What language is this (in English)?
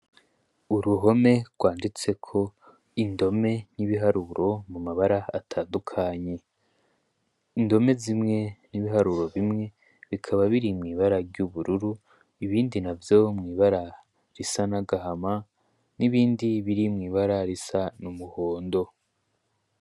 Rundi